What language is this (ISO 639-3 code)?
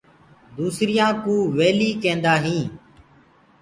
ggg